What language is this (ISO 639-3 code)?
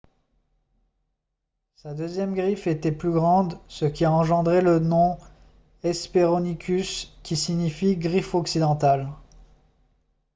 fra